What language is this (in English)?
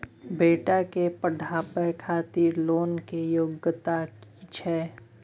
Maithili